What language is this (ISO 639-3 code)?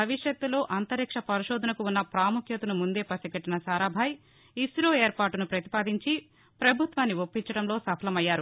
tel